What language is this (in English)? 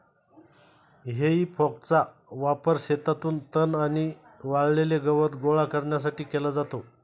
Marathi